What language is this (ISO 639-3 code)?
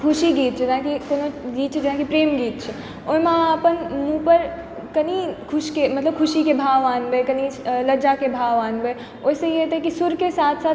mai